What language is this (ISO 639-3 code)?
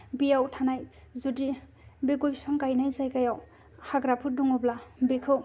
brx